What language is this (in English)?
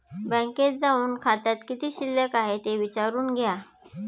Marathi